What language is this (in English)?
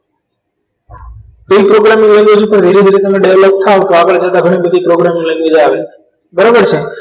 Gujarati